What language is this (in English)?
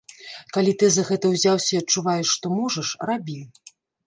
Belarusian